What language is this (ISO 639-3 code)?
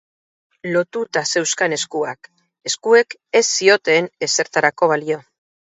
eus